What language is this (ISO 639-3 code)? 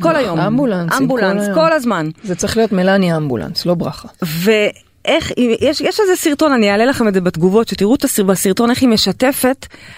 heb